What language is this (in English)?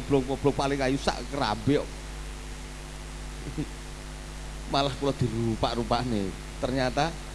Indonesian